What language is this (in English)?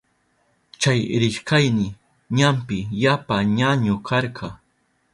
Southern Pastaza Quechua